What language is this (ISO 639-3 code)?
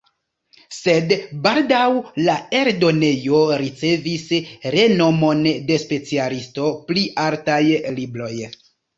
epo